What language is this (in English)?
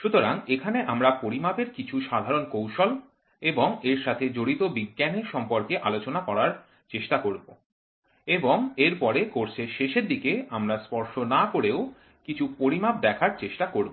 Bangla